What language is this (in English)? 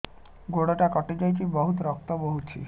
Odia